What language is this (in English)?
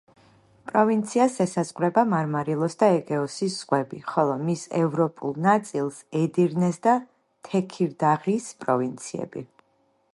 Georgian